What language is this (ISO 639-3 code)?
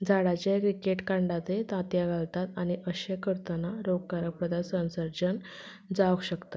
kok